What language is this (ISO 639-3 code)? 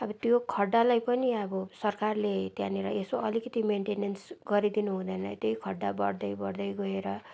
nep